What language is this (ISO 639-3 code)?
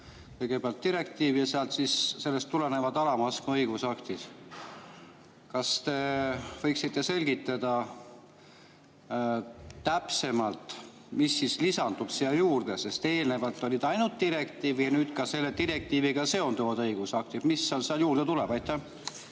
est